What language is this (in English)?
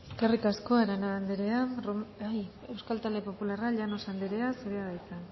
Basque